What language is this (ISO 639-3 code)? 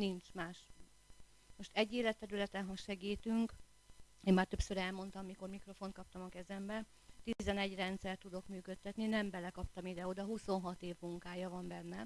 hun